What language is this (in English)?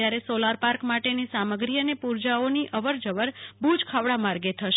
Gujarati